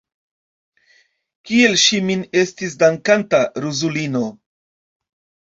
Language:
Esperanto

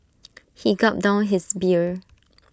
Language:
English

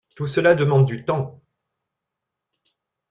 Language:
French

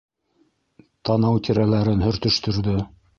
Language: Bashkir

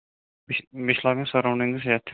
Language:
Kashmiri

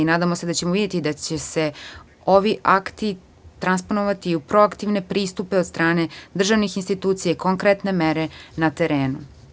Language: Serbian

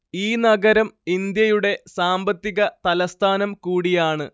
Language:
Malayalam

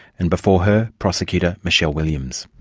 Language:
English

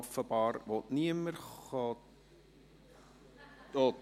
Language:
Swiss German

